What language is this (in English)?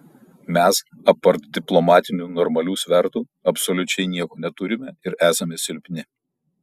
Lithuanian